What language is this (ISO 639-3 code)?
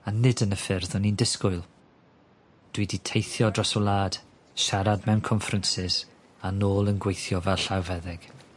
cym